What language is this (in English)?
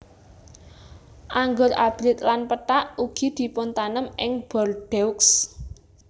Javanese